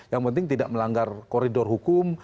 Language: Indonesian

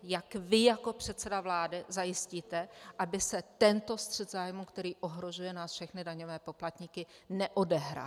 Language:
Czech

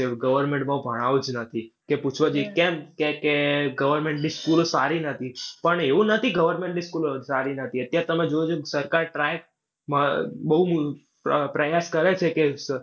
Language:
Gujarati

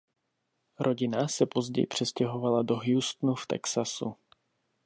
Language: Czech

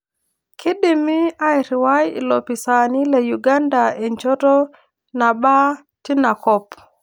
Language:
Masai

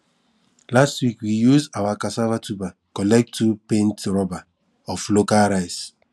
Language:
Nigerian Pidgin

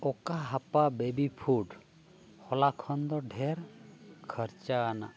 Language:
Santali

